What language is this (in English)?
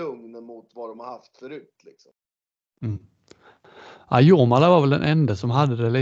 Swedish